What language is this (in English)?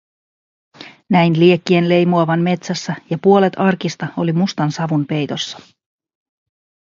Finnish